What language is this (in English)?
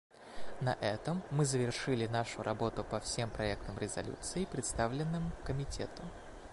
Russian